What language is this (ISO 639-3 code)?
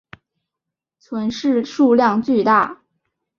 zho